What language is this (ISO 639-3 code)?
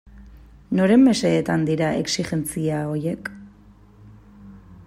eus